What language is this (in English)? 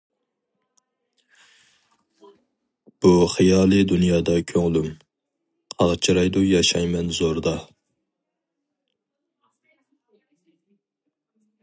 Uyghur